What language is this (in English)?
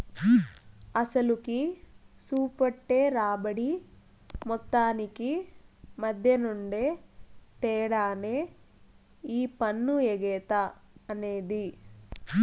Telugu